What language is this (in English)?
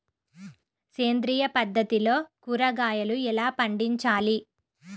Telugu